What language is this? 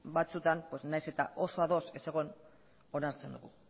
Basque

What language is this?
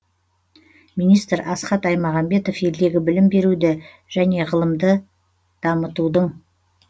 Kazakh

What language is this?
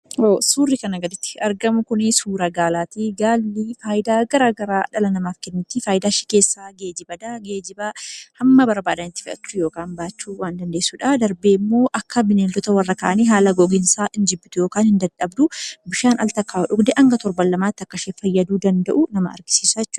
Oromo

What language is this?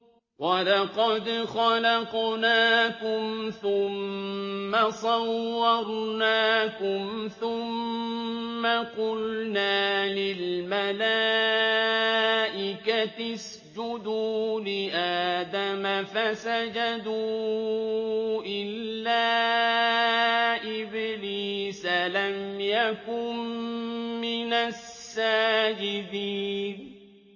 Arabic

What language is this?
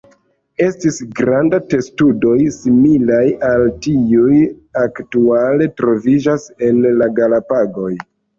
Esperanto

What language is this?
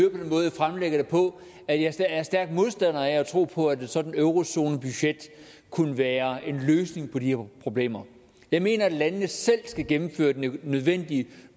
Danish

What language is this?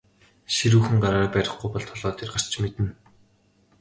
Mongolian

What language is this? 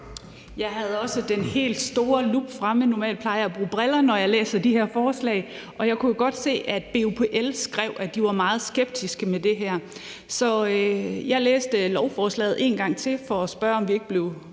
Danish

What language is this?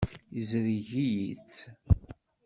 Kabyle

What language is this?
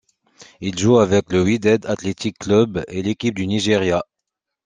French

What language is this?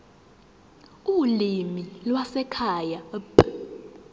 Zulu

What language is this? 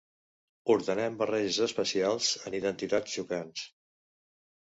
Catalan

